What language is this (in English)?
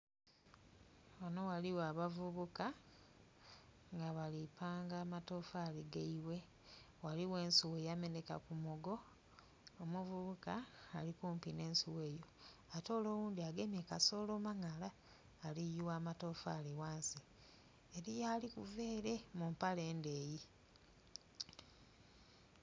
Soga